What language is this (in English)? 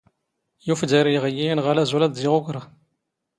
Standard Moroccan Tamazight